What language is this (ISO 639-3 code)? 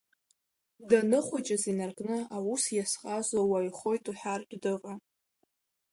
abk